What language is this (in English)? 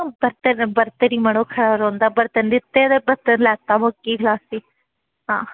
Dogri